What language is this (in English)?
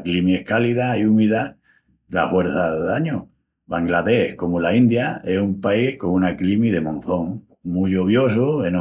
Extremaduran